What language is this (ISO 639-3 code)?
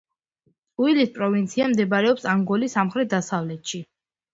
kat